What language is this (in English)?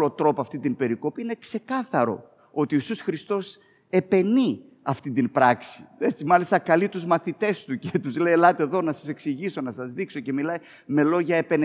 Greek